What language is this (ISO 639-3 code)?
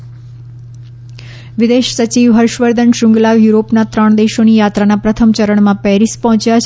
guj